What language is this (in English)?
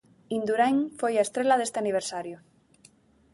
Galician